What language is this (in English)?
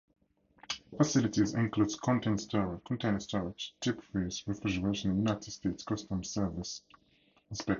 English